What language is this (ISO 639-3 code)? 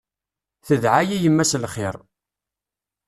kab